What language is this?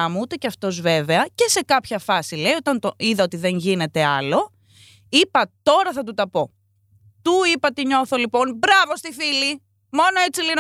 Greek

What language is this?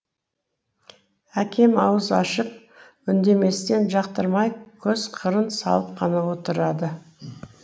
Kazakh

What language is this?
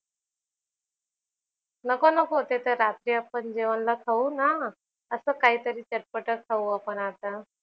Marathi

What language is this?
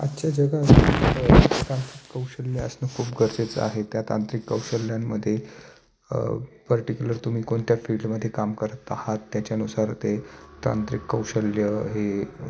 Marathi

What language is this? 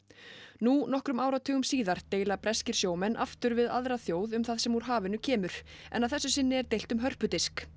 Icelandic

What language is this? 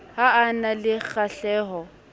Southern Sotho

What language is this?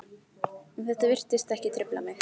Icelandic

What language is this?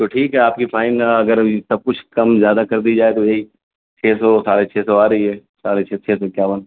Urdu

